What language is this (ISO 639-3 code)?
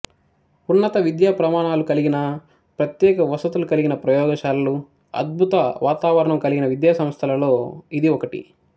tel